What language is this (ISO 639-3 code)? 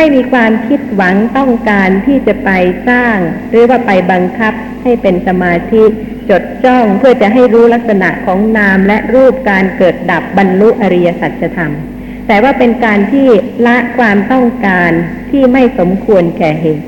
tha